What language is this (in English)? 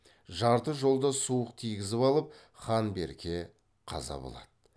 Kazakh